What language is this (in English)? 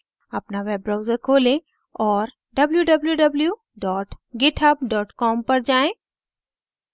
Hindi